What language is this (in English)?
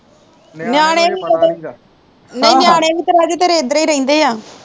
Punjabi